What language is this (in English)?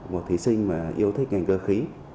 Vietnamese